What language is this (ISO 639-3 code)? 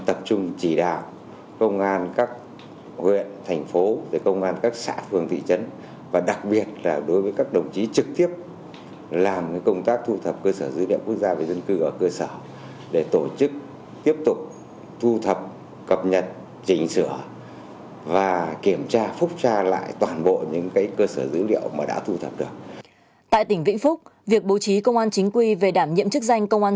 vie